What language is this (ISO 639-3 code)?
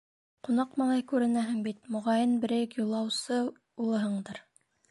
bak